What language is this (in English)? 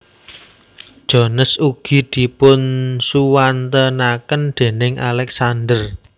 Javanese